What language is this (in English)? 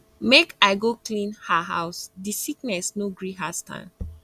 Nigerian Pidgin